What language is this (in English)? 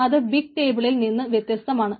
Malayalam